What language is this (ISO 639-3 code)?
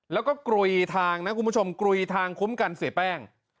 tha